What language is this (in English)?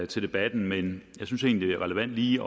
Danish